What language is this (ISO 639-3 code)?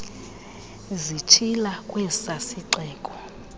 xho